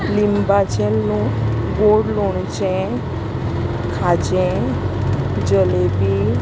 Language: Konkani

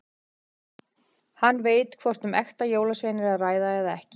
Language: Icelandic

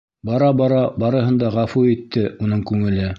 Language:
Bashkir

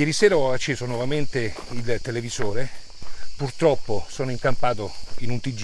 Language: Italian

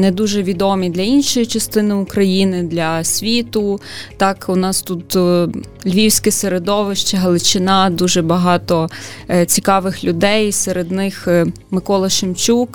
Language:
Ukrainian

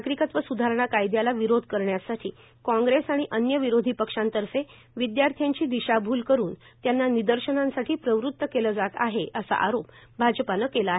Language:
Marathi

